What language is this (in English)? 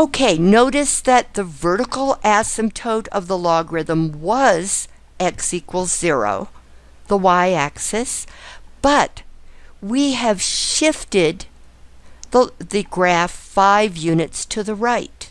English